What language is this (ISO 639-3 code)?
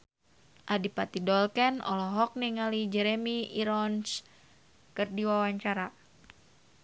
sun